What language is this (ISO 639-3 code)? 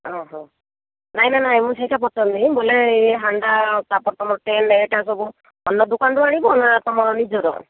ori